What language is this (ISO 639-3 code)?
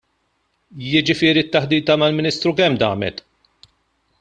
mlt